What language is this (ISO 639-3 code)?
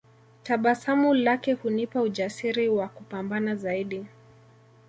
swa